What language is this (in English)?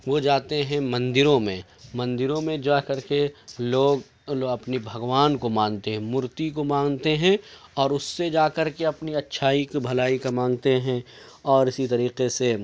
Urdu